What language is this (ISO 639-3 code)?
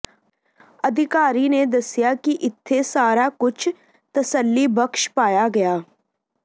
pan